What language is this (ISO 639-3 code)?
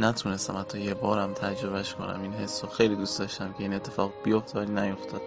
fas